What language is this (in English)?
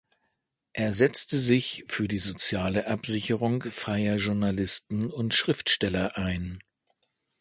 German